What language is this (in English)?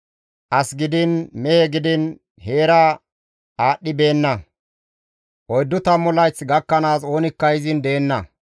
Gamo